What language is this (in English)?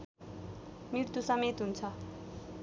Nepali